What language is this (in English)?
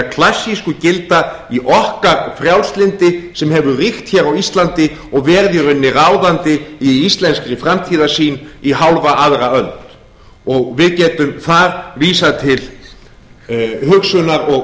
Icelandic